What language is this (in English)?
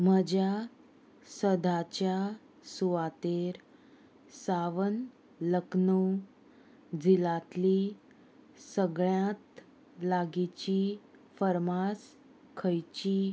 Konkani